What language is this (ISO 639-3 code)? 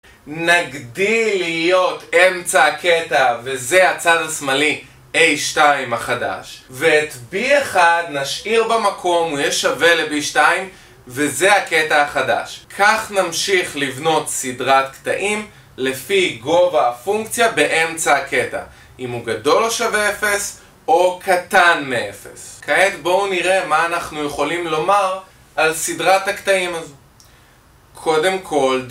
heb